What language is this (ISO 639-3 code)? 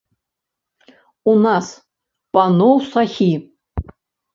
bel